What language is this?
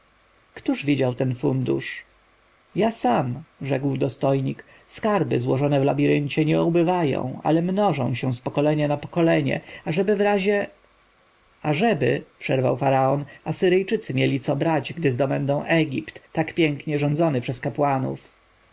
Polish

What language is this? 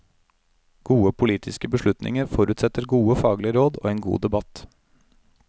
Norwegian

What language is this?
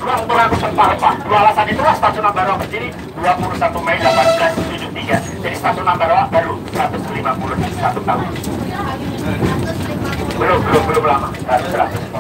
Indonesian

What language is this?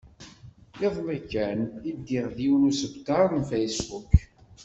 Kabyle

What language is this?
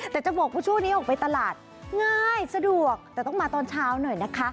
Thai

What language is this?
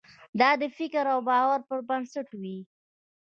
Pashto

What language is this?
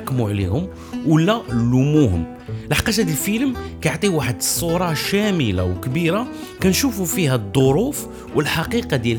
Arabic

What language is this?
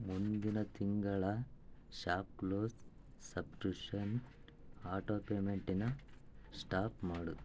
Kannada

